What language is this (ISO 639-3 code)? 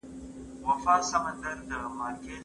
pus